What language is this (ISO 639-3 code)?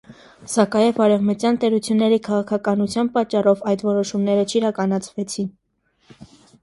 hye